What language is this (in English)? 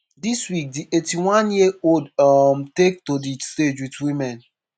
Nigerian Pidgin